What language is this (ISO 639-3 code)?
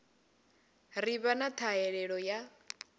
ven